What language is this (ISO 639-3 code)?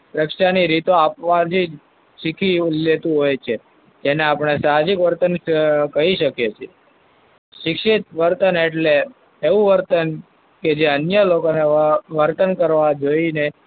guj